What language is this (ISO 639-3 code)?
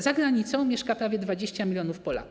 pol